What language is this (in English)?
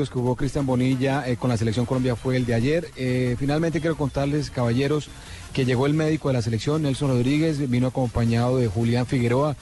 Spanish